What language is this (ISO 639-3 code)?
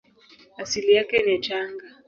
swa